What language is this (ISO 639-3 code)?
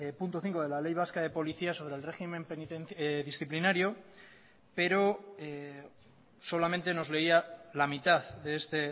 spa